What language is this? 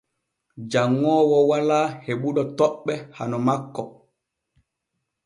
Borgu Fulfulde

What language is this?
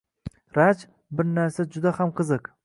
Uzbek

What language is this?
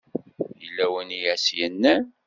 Kabyle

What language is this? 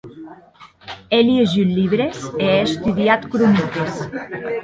Occitan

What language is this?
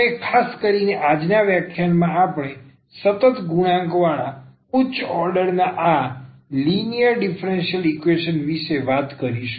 Gujarati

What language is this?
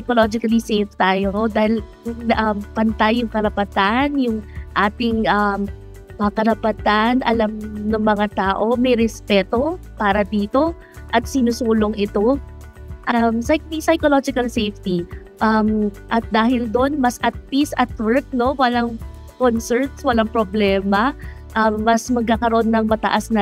Filipino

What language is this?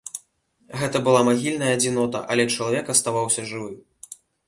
Belarusian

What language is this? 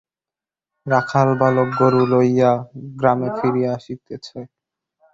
Bangla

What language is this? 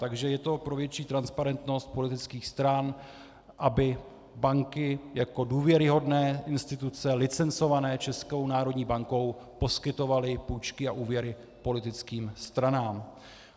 Czech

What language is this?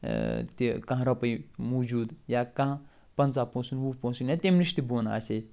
Kashmiri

